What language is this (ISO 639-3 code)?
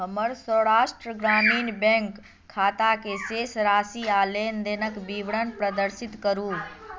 mai